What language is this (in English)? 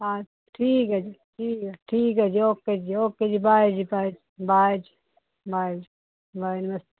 Punjabi